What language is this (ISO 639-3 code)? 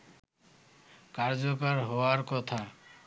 ben